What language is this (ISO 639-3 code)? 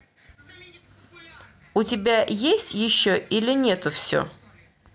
rus